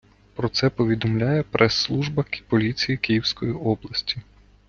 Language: Ukrainian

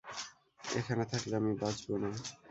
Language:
Bangla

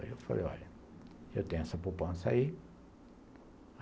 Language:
Portuguese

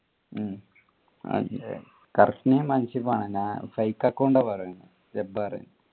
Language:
Malayalam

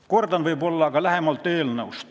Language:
Estonian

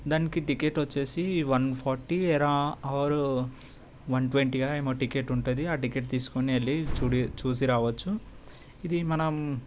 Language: Telugu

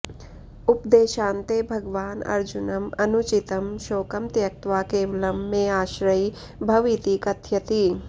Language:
Sanskrit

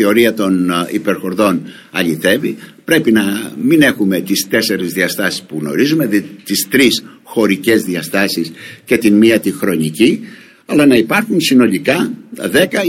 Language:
Greek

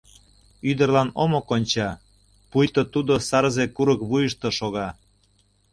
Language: Mari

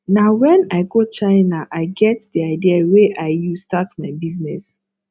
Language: Nigerian Pidgin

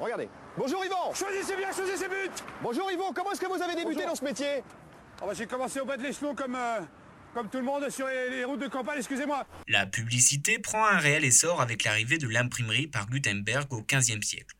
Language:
French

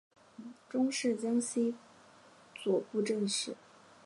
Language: Chinese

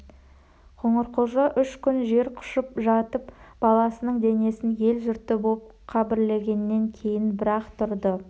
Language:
Kazakh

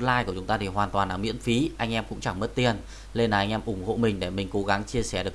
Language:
Vietnamese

